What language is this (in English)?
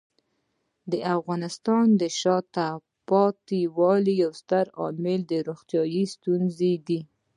Pashto